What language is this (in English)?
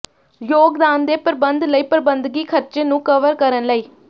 Punjabi